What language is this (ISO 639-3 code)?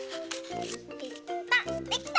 jpn